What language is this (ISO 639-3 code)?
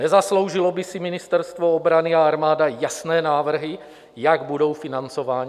ces